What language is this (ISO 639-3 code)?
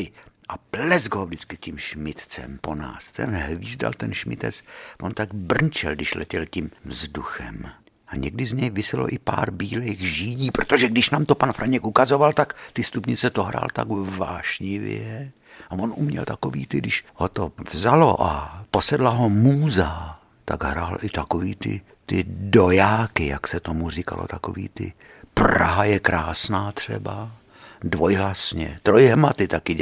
ces